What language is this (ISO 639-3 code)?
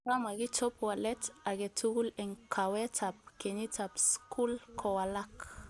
kln